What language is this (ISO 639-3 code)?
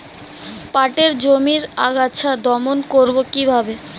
ben